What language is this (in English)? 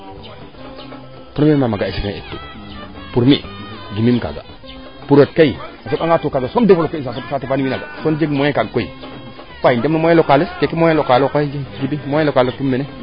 Serer